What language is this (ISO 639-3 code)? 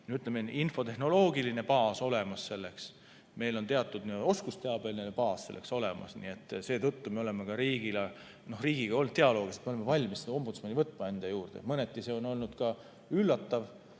est